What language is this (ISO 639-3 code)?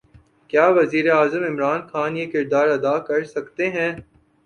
urd